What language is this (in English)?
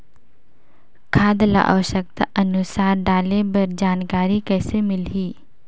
Chhattisgarhi